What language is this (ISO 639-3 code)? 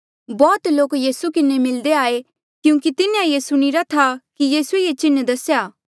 mjl